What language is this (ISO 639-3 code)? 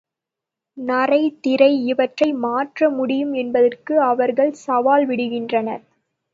tam